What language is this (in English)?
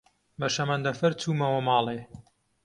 Central Kurdish